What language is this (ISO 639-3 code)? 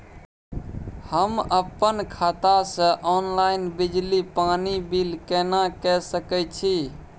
mai